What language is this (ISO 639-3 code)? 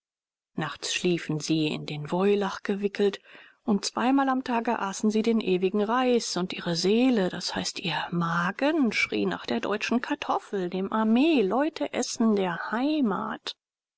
deu